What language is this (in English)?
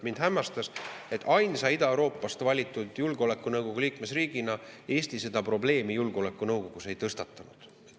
Estonian